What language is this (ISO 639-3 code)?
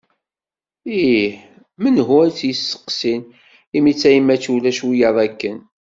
kab